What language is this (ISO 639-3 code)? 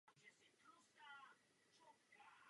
ces